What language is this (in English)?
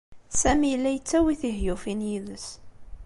Kabyle